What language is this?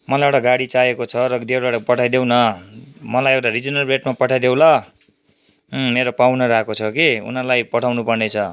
Nepali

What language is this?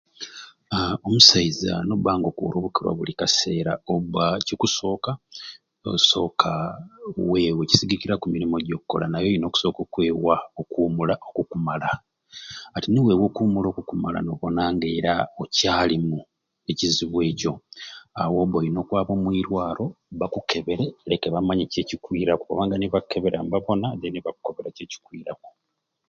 Ruuli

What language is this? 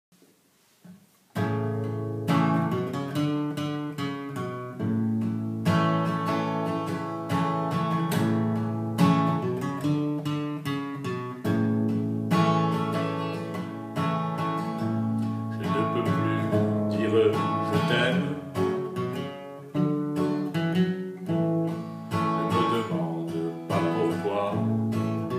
French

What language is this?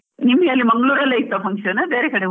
Kannada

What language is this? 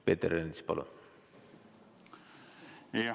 Estonian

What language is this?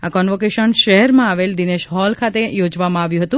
Gujarati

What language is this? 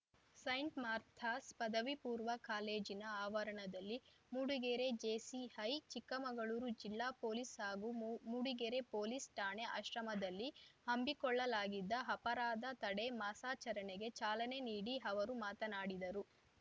Kannada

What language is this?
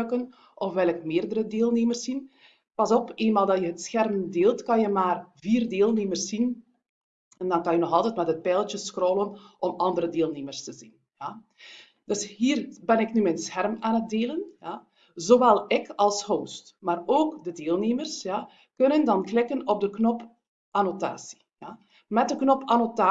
Dutch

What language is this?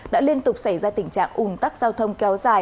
Vietnamese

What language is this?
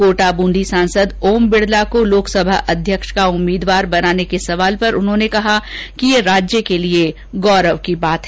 Hindi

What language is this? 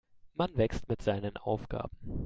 German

